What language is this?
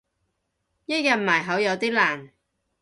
Cantonese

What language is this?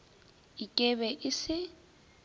Northern Sotho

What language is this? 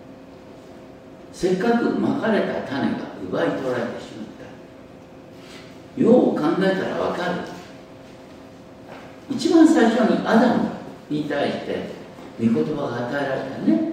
Japanese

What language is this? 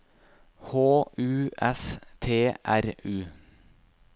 Norwegian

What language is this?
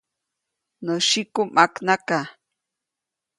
Copainalá Zoque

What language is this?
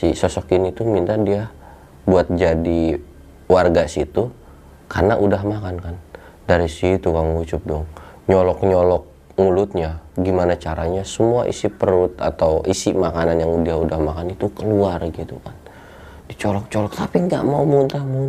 Indonesian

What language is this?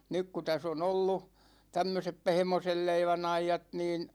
Finnish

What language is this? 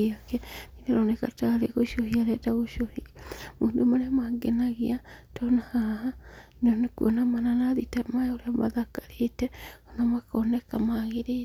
Kikuyu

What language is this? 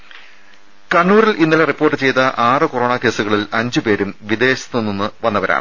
Malayalam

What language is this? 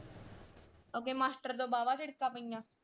Punjabi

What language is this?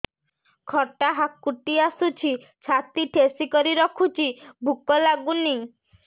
Odia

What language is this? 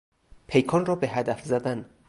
Persian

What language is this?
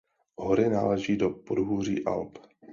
Czech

